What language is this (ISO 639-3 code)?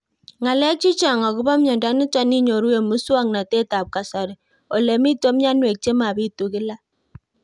kln